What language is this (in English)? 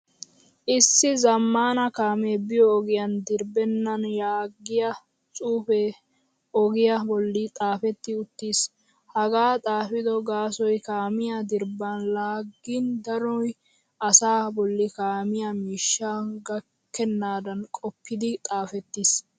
Wolaytta